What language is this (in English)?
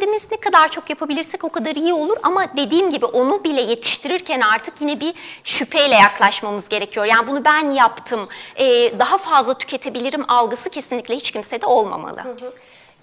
Turkish